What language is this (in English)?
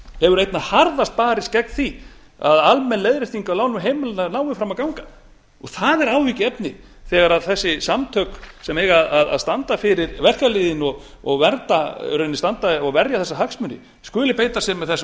Icelandic